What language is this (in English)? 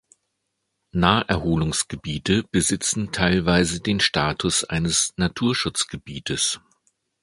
German